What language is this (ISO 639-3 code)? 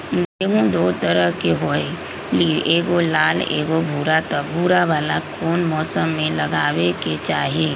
mag